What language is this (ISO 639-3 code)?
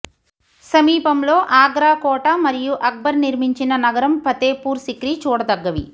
tel